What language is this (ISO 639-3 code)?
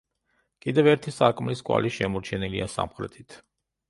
kat